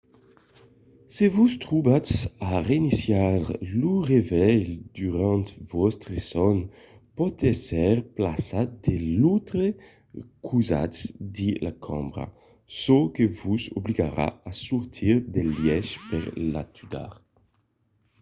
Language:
Occitan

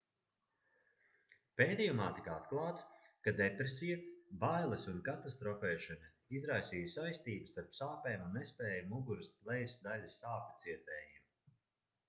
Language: Latvian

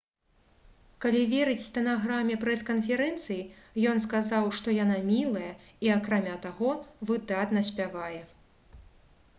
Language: Belarusian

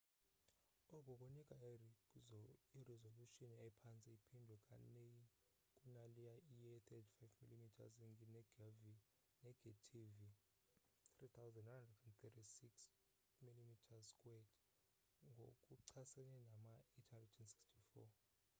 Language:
Xhosa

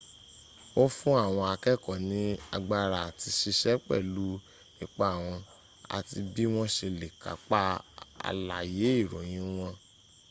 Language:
Yoruba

